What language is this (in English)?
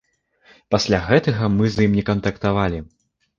Belarusian